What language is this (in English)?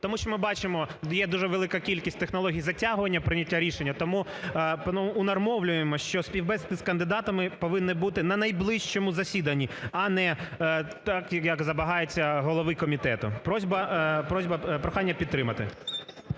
Ukrainian